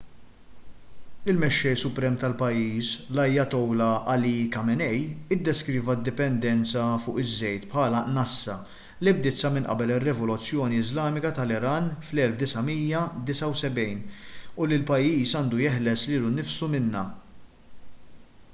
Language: Maltese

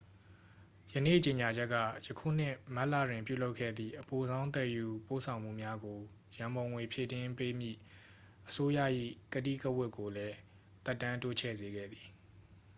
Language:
Burmese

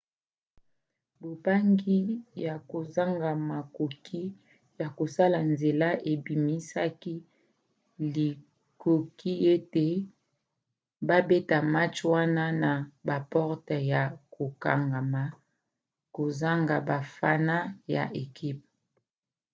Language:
Lingala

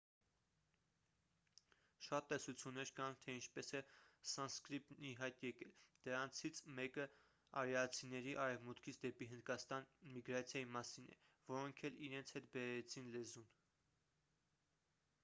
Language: Armenian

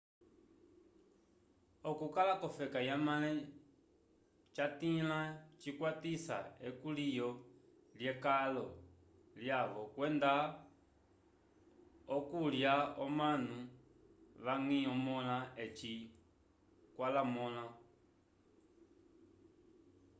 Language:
Umbundu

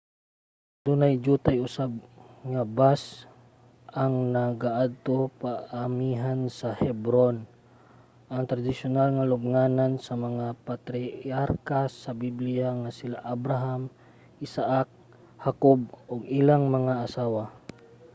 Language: Cebuano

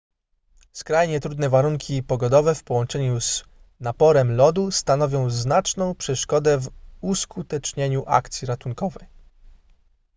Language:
Polish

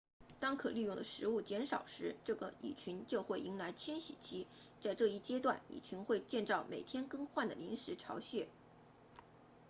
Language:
Chinese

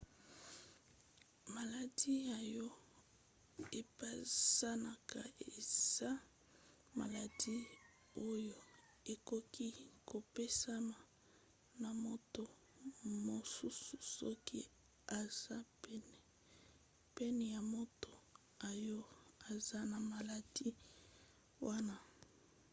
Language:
Lingala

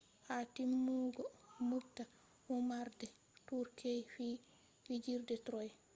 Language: Fula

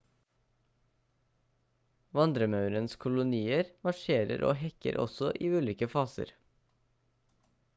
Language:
Norwegian Bokmål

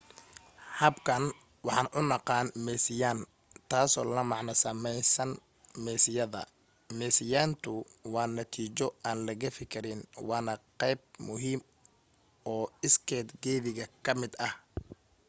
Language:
Somali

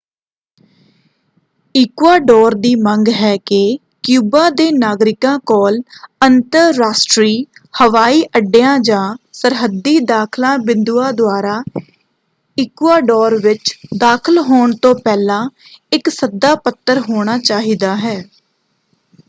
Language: Punjabi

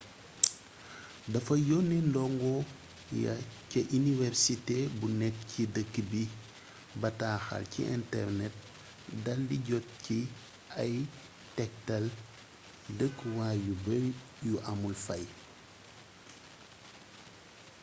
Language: Wolof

